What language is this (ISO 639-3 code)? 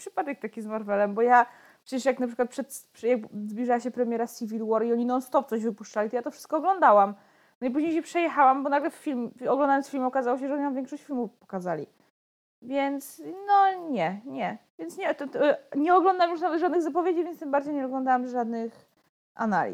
pol